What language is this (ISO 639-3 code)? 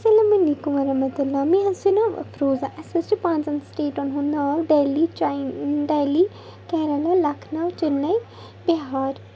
kas